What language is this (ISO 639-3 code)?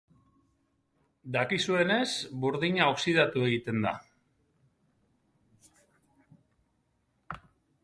eus